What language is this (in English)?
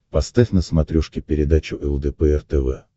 Russian